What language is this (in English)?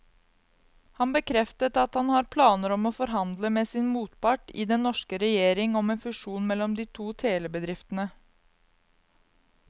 Norwegian